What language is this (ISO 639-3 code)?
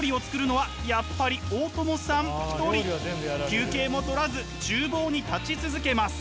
jpn